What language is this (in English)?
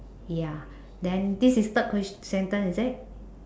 English